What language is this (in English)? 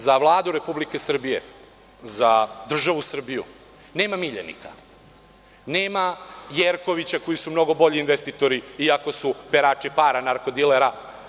Serbian